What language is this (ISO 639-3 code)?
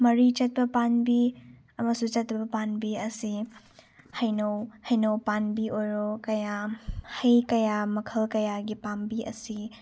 mni